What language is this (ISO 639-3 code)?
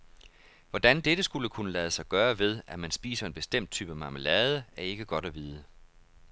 dan